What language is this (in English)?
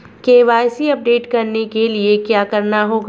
Hindi